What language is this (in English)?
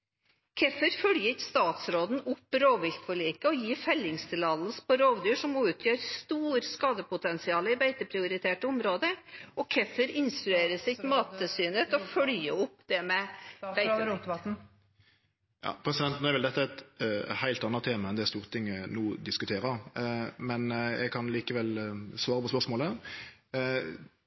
Norwegian